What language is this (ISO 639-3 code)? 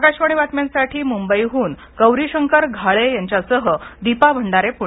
mar